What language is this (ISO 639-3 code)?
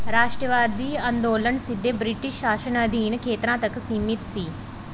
pan